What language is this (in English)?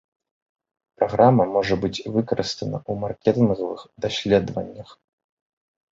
Belarusian